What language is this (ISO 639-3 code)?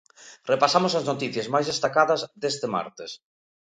glg